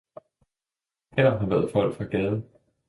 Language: Danish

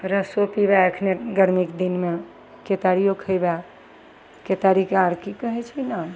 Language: Maithili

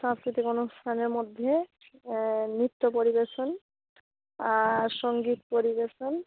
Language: Bangla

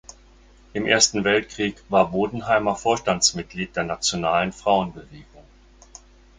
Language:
German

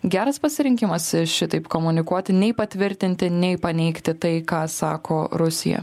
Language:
Lithuanian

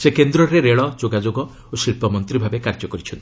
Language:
Odia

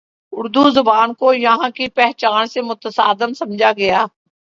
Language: Urdu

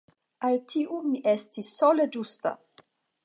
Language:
Esperanto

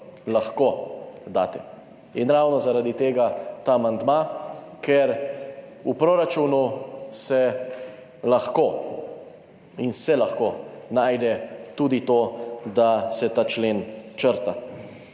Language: Slovenian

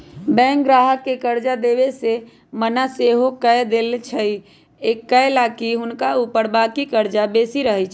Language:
Magahi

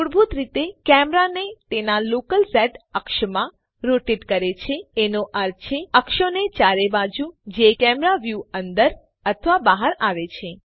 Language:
Gujarati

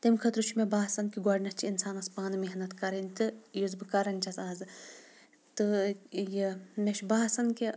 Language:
Kashmiri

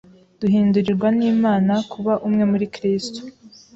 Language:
Kinyarwanda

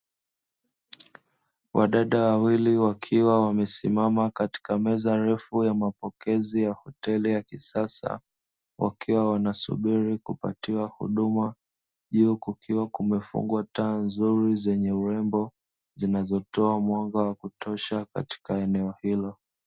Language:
Swahili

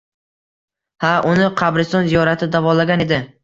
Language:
Uzbek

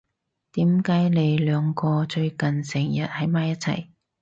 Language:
Cantonese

